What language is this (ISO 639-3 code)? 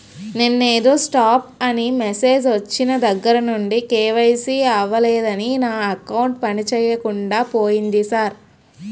tel